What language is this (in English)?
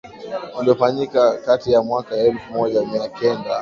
Swahili